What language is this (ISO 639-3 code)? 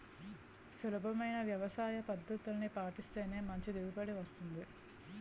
tel